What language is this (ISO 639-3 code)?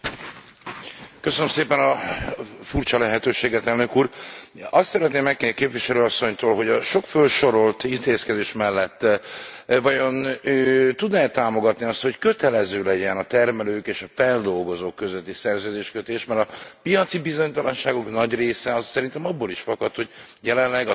hun